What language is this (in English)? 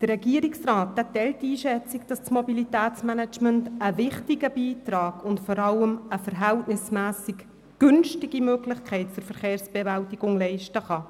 Swiss German